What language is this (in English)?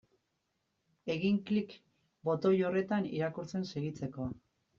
Basque